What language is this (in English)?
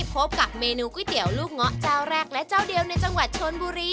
Thai